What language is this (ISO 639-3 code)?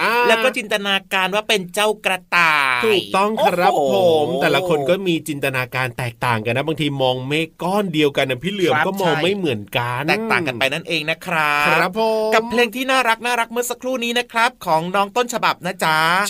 tha